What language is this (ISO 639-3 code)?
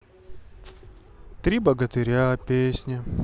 rus